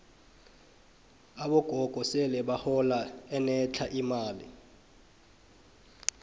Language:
South Ndebele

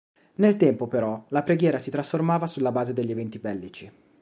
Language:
Italian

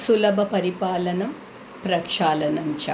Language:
Sanskrit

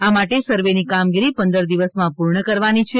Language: Gujarati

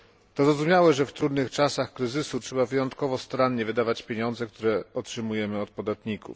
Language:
Polish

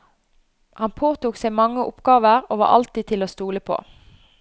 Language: Norwegian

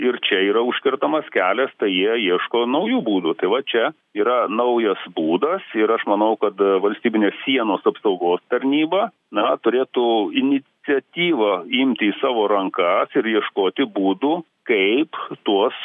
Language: Lithuanian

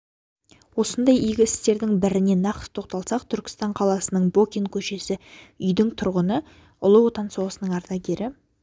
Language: Kazakh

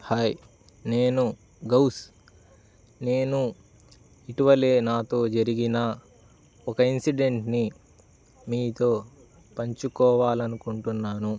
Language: Telugu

